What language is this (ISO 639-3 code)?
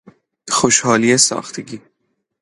fas